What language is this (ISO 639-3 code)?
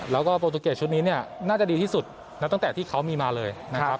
tha